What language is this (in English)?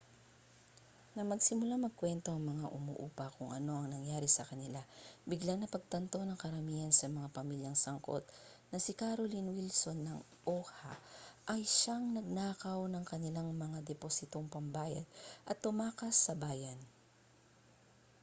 Filipino